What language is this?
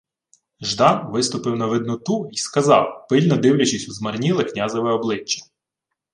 Ukrainian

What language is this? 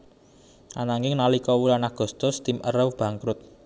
Javanese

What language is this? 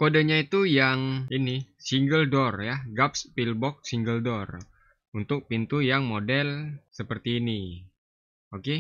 Indonesian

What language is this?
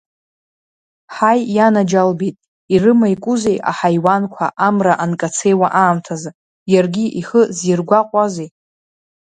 Abkhazian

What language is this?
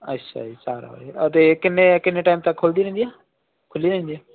Punjabi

